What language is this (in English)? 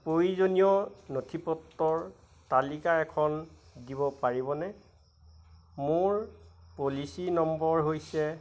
Assamese